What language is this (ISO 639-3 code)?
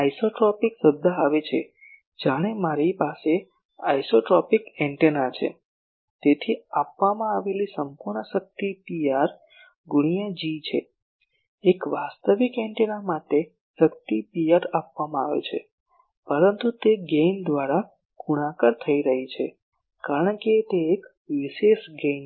guj